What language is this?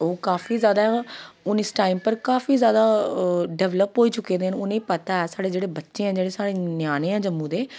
Dogri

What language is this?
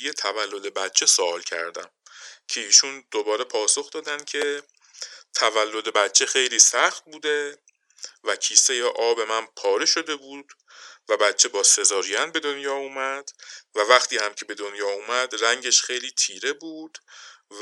Persian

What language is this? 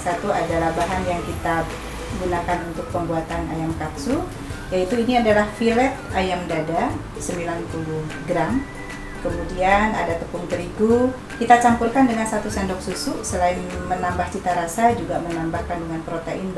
Indonesian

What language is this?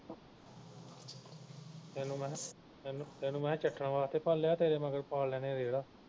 Punjabi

